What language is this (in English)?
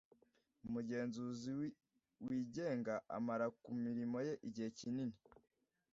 Kinyarwanda